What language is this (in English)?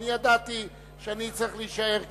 Hebrew